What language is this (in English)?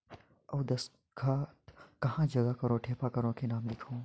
Chhattisgarhi